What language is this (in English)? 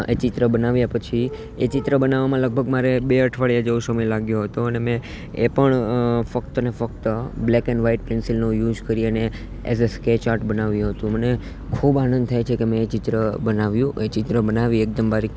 Gujarati